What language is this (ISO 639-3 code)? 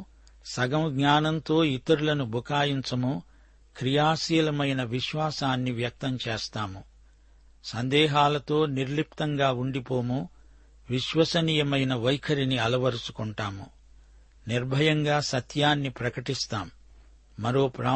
tel